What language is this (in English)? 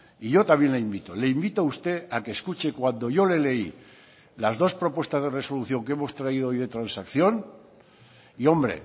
Spanish